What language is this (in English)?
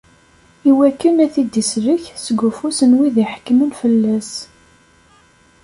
Kabyle